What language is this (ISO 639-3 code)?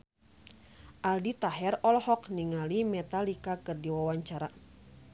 sun